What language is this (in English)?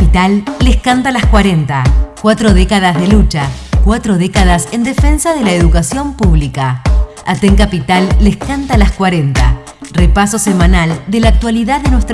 Spanish